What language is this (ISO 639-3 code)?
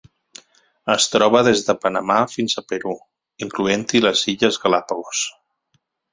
cat